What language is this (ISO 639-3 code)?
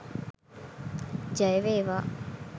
sin